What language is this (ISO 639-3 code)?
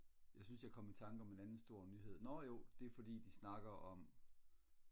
dan